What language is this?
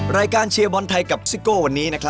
Thai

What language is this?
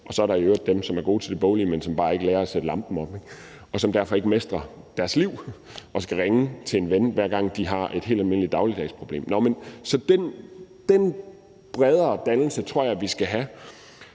Danish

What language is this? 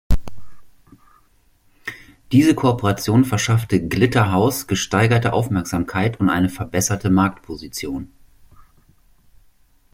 German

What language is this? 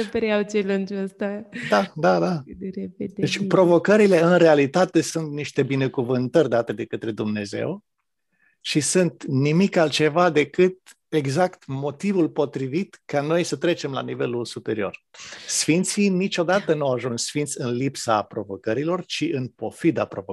Romanian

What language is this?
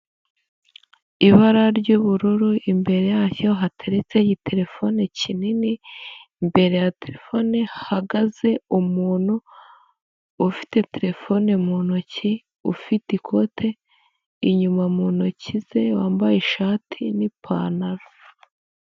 Kinyarwanda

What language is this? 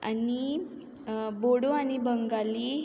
Konkani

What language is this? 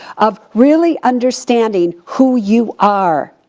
English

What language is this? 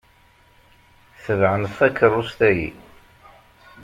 Kabyle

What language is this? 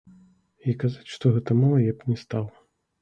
Belarusian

